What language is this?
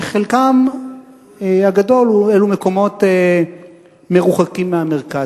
Hebrew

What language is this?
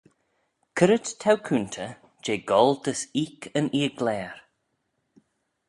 Manx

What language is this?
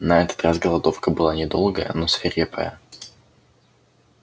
Russian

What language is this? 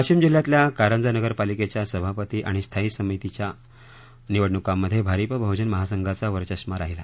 Marathi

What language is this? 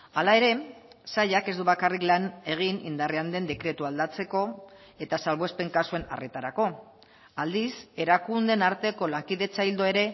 Basque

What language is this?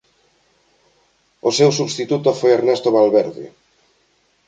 Galician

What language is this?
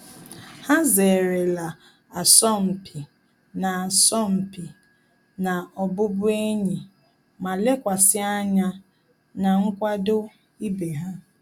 Igbo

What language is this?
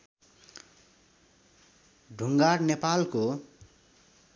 Nepali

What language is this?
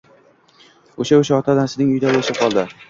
Uzbek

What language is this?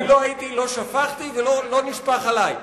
Hebrew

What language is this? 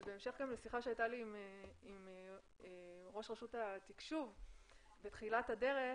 Hebrew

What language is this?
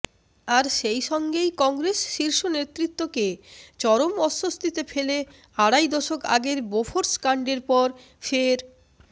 Bangla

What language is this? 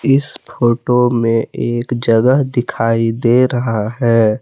Hindi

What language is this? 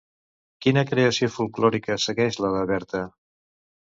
Catalan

